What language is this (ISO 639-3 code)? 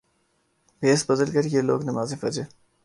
urd